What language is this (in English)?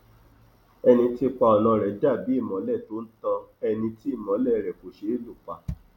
Yoruba